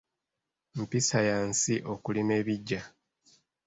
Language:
Ganda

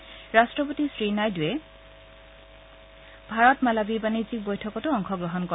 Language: Assamese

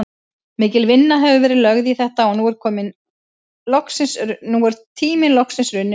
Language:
Icelandic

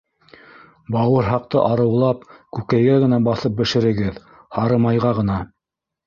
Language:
Bashkir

